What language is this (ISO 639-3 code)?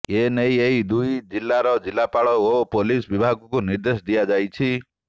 ori